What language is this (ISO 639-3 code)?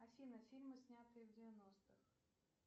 rus